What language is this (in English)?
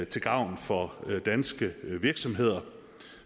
Danish